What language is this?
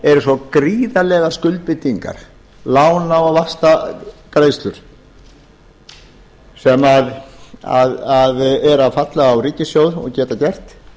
Icelandic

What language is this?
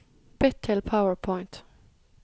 Norwegian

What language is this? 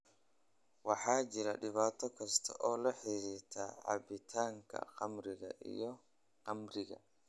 Somali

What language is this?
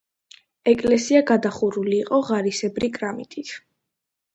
Georgian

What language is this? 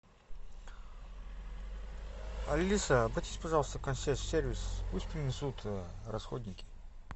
Russian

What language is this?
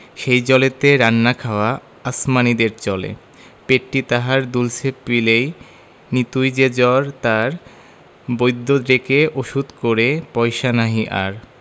Bangla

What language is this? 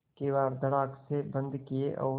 Hindi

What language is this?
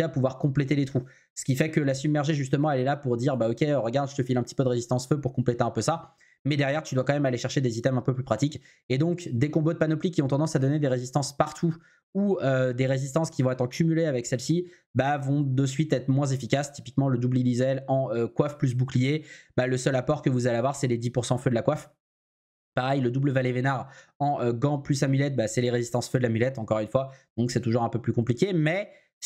French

